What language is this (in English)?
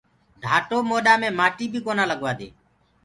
Gurgula